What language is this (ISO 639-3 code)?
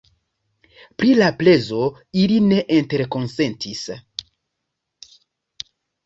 epo